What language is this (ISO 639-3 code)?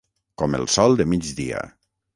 cat